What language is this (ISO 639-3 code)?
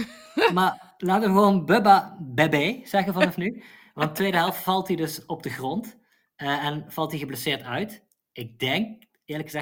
nld